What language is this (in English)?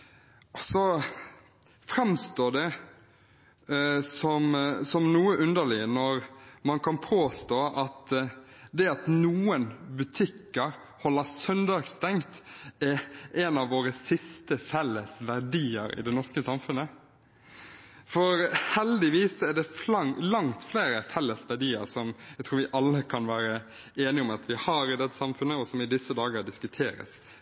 Norwegian Bokmål